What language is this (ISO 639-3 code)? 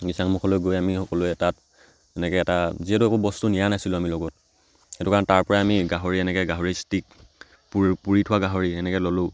asm